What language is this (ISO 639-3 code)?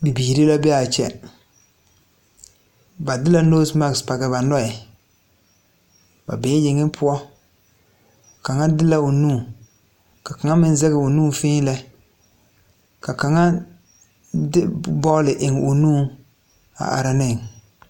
dga